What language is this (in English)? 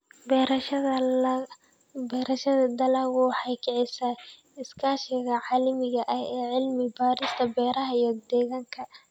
Somali